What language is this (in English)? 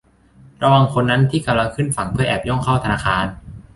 Thai